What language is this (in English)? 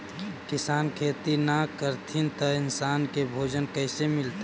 Magahi